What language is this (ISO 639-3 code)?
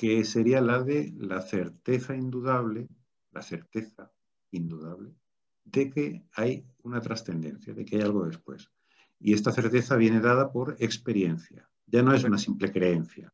spa